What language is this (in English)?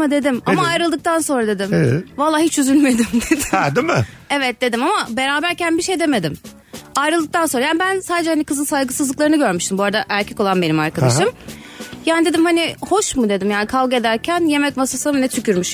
Turkish